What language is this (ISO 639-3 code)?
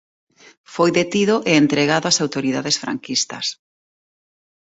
glg